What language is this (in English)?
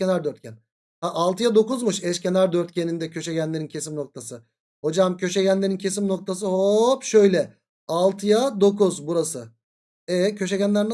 Turkish